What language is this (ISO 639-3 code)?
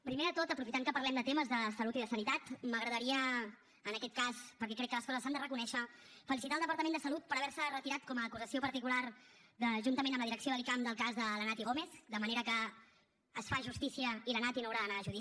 cat